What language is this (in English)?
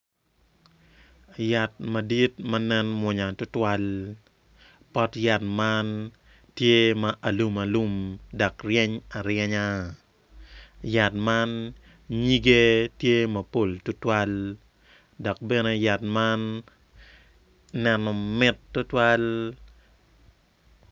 Acoli